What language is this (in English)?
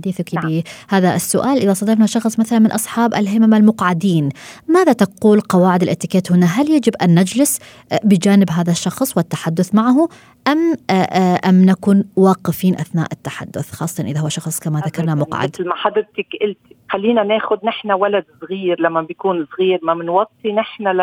Arabic